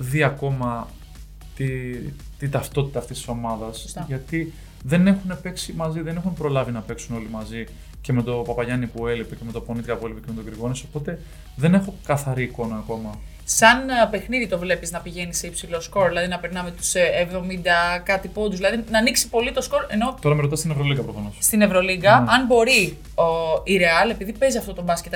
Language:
Greek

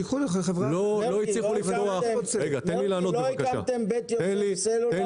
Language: Hebrew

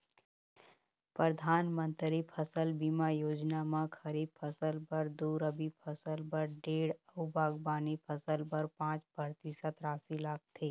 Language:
Chhattisgarhi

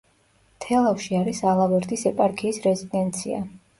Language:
Georgian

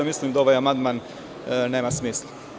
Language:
Serbian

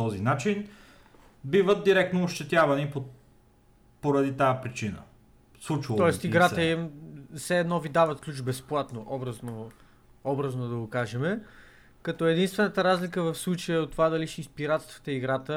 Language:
Bulgarian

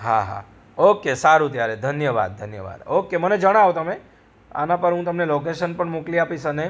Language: Gujarati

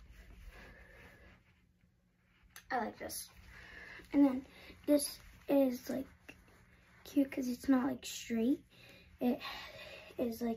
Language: English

